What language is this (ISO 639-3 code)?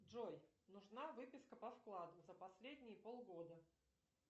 rus